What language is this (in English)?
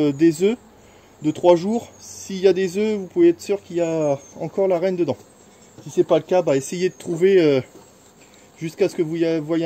French